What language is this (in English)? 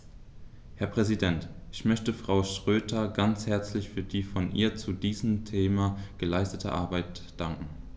German